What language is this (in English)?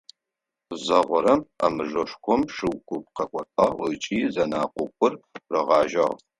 Adyghe